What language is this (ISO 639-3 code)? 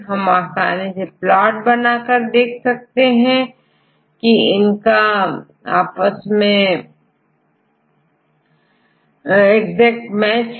hin